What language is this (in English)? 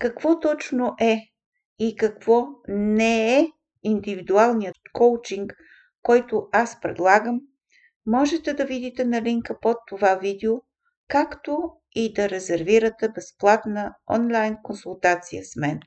Bulgarian